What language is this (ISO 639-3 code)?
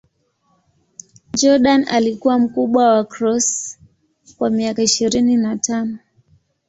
swa